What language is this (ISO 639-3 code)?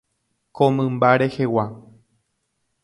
grn